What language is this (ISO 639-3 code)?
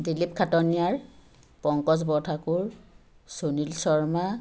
asm